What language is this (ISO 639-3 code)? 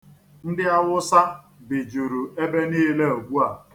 ibo